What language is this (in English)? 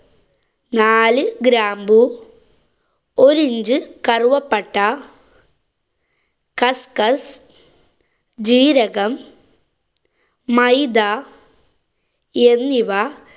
Malayalam